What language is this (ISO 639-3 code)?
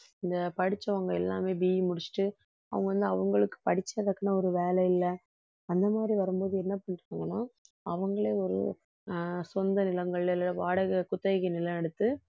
tam